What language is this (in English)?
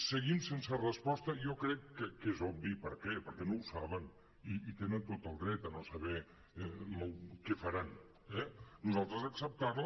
Catalan